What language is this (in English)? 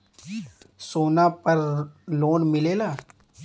Bhojpuri